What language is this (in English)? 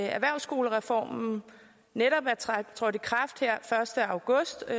Danish